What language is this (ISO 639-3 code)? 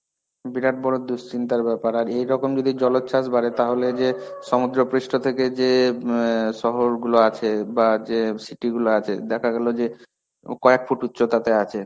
ben